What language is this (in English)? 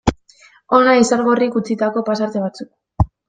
Basque